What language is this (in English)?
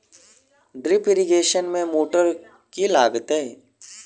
Maithili